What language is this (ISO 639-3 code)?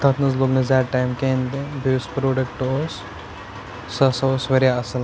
kas